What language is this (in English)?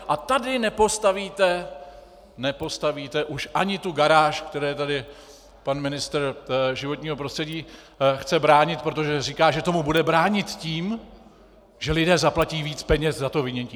Czech